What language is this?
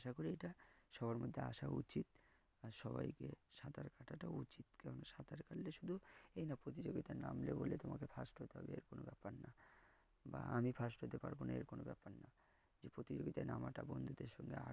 Bangla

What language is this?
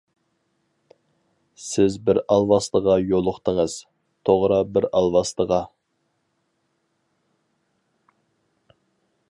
Uyghur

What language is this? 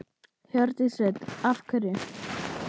Icelandic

